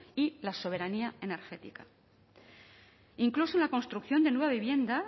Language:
Spanish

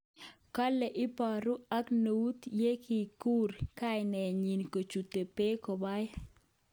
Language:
Kalenjin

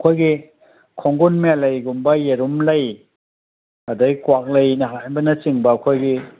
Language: Manipuri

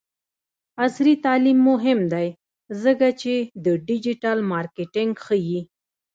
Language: Pashto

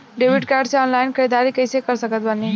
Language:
Bhojpuri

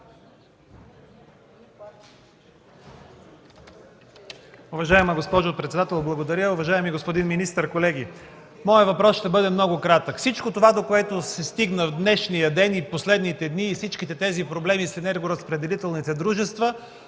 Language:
Bulgarian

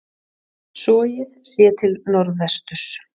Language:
Icelandic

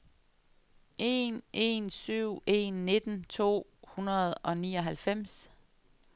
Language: Danish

